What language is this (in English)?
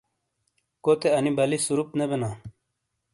Shina